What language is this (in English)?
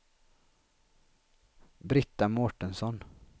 Swedish